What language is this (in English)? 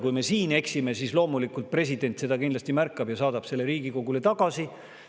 Estonian